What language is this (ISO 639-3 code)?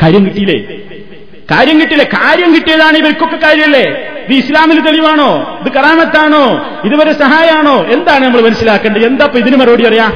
mal